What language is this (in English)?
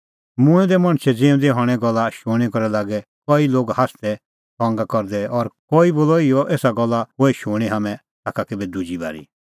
Kullu Pahari